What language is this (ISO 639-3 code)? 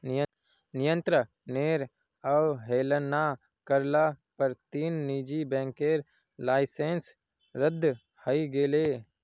mag